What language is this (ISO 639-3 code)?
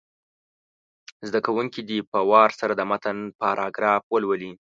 pus